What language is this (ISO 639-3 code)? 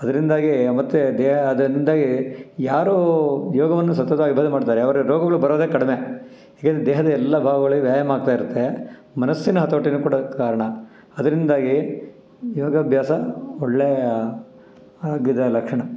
kan